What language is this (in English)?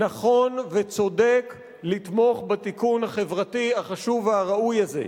Hebrew